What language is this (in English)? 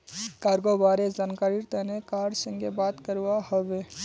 Magahi